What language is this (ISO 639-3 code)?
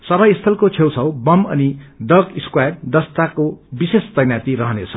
nep